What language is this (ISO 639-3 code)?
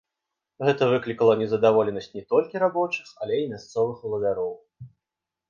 bel